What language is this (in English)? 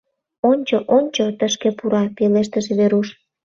Mari